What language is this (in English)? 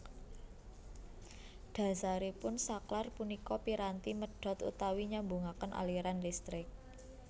Javanese